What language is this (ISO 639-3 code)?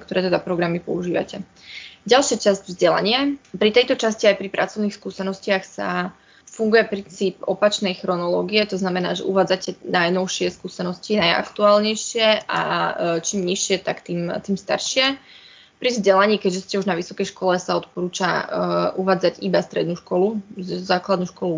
slk